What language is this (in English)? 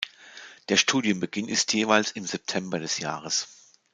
German